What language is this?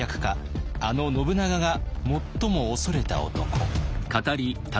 Japanese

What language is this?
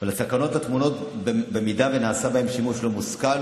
Hebrew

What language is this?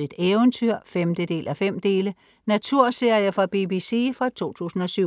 Danish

